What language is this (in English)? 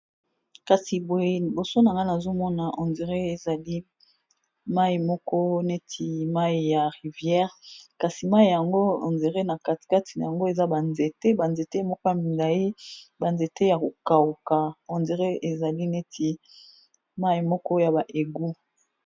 Lingala